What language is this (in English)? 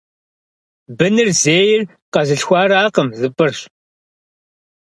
Kabardian